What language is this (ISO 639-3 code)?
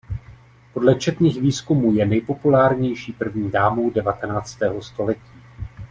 ces